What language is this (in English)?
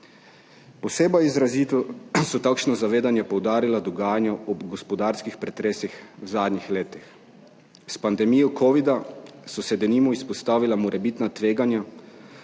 Slovenian